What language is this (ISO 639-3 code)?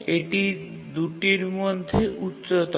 ben